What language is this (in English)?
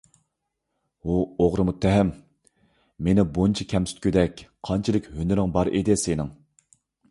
Uyghur